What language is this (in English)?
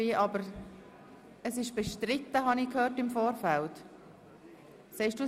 Swiss German